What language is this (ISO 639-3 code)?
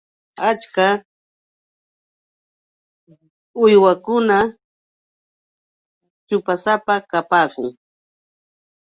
qux